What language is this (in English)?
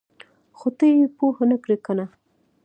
Pashto